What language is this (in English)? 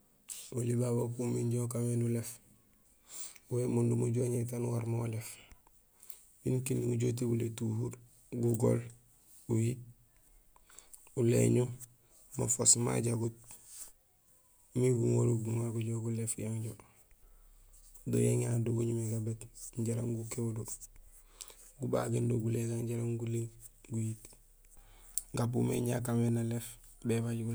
Gusilay